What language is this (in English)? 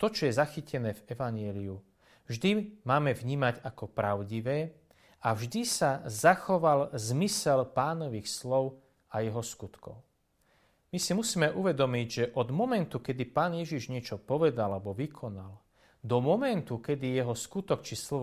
Slovak